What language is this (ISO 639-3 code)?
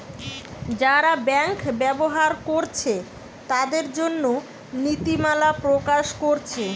ben